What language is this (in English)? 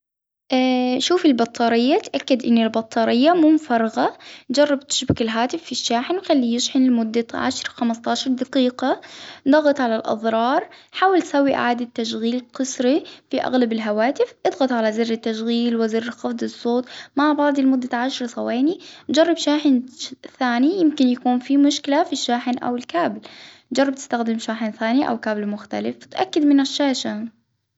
Hijazi Arabic